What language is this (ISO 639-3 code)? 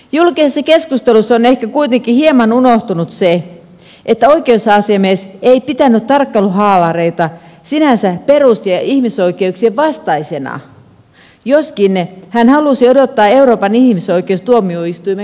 fin